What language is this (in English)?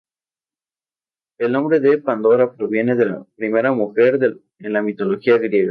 Spanish